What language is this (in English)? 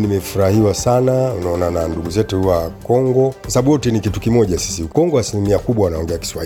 Swahili